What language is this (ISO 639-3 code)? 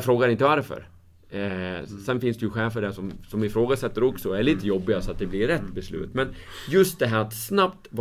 swe